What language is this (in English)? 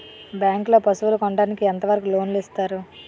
Telugu